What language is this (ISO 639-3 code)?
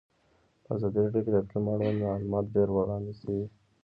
pus